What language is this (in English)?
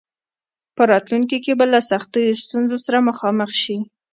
Pashto